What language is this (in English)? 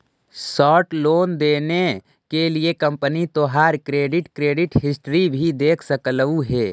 Magahi